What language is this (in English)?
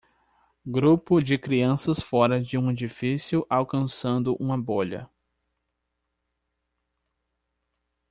Portuguese